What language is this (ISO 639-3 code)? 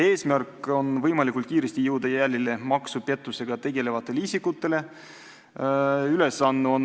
est